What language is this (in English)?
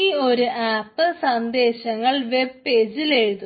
Malayalam